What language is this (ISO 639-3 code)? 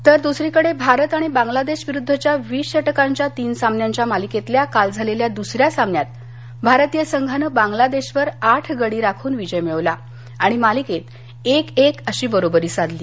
mar